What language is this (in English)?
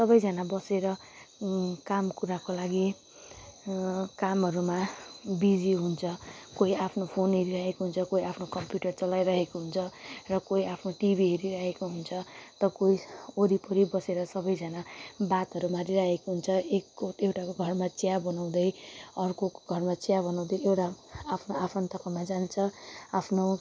Nepali